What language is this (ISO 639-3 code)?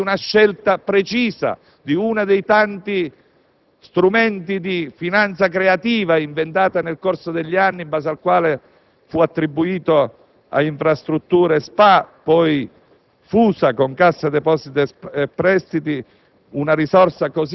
ita